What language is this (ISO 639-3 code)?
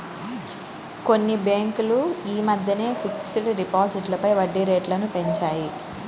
tel